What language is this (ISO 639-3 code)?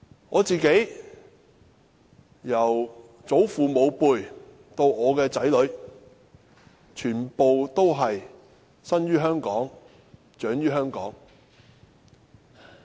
yue